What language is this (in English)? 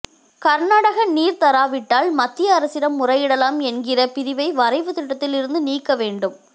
Tamil